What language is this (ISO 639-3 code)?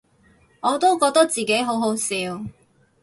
yue